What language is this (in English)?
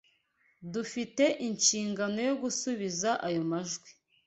Kinyarwanda